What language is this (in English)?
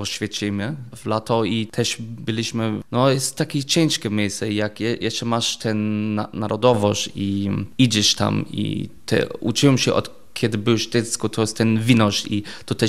Polish